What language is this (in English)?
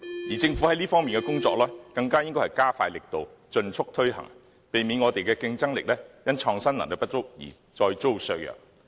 Cantonese